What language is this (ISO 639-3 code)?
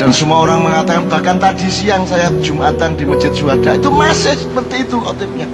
ind